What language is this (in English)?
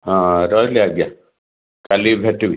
Odia